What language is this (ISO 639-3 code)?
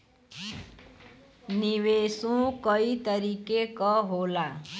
bho